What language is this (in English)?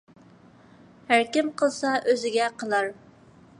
Uyghur